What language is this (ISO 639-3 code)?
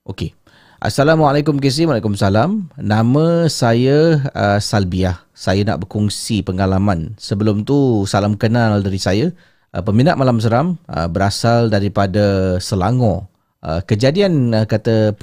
msa